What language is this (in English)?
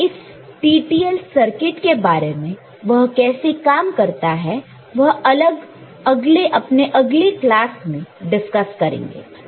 Hindi